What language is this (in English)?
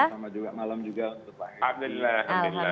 Indonesian